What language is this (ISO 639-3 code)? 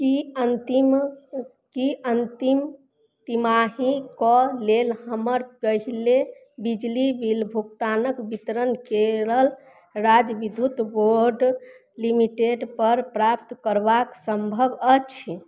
mai